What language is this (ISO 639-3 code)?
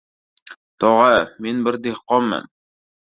uzb